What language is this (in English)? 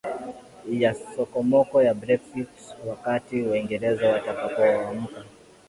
Swahili